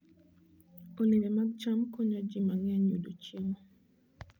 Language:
Luo (Kenya and Tanzania)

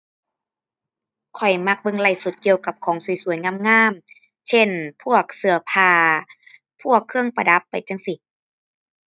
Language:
Thai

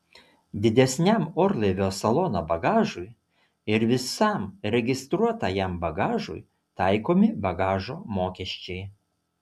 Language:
Lithuanian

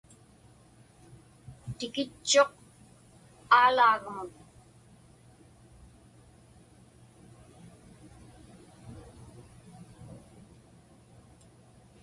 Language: Inupiaq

